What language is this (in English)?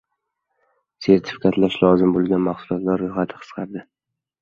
Uzbek